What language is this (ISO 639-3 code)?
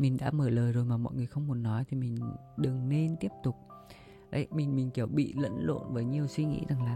vie